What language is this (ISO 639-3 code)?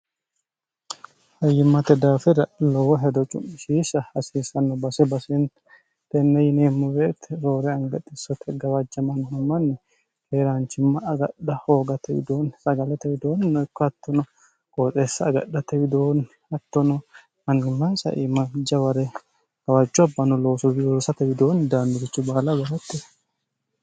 sid